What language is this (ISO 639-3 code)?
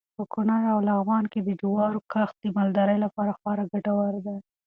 pus